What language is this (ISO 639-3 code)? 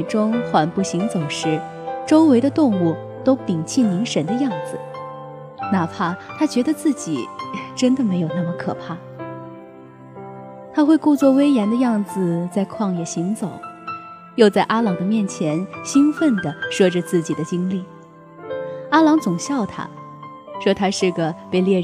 zho